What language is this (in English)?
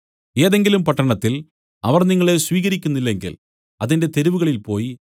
Malayalam